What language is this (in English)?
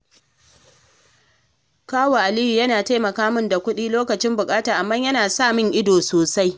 Hausa